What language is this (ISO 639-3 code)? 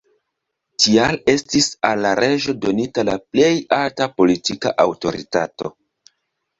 epo